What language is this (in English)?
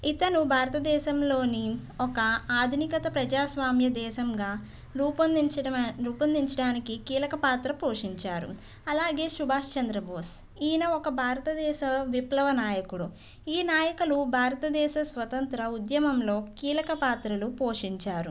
Telugu